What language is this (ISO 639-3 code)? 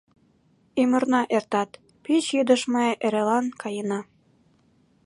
chm